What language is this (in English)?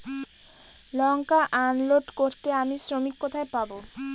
Bangla